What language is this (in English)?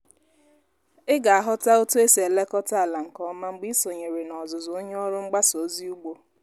Igbo